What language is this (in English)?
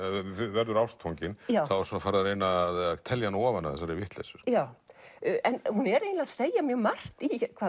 Icelandic